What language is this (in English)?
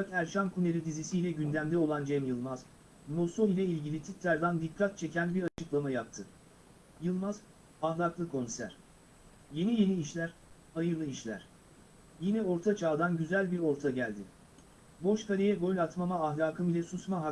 Turkish